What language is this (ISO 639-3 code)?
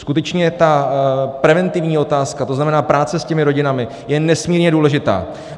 ces